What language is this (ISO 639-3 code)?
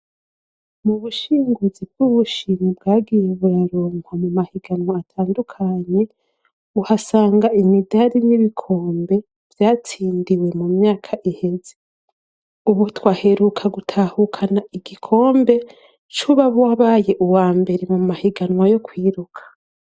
run